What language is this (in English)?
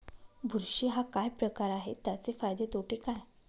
Marathi